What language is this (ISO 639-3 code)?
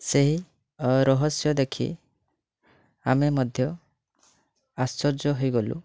ori